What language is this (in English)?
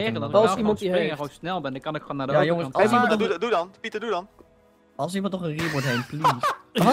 Dutch